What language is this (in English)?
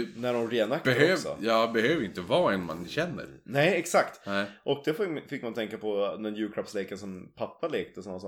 Swedish